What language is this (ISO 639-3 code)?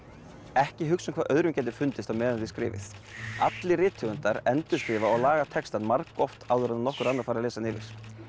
isl